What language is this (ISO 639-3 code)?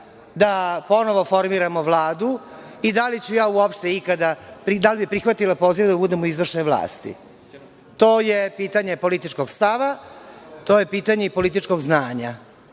srp